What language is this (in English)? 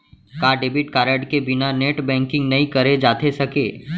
Chhattisgarhi